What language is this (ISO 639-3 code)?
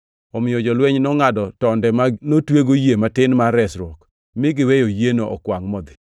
luo